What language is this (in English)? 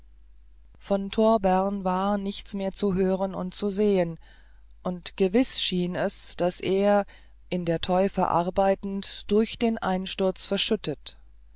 German